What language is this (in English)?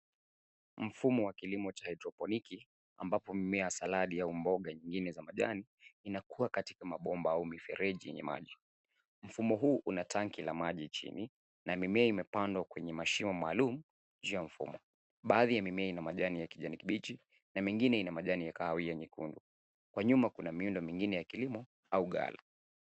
Swahili